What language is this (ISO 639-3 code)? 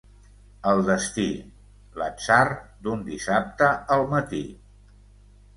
cat